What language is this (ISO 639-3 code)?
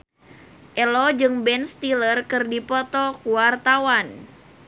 sun